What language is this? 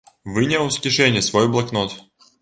Belarusian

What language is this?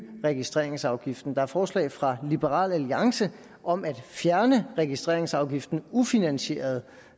Danish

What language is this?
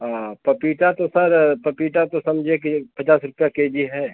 Hindi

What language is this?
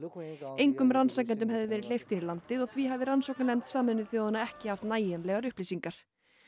Icelandic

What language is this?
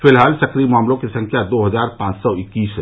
Hindi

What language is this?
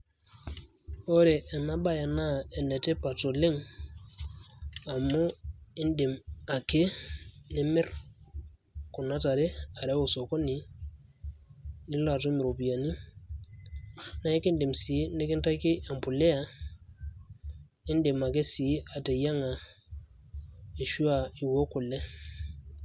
Masai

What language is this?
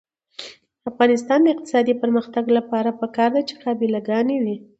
Pashto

